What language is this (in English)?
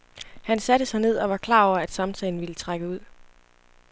Danish